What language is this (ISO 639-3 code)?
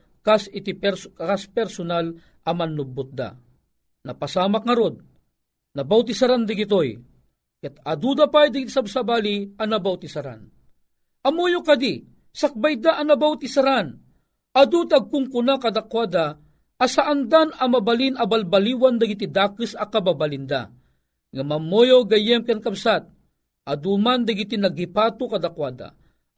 fil